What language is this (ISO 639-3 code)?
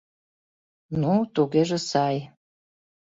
chm